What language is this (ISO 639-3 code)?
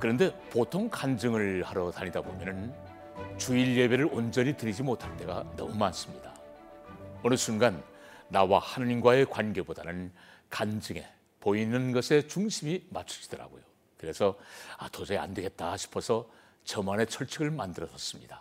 kor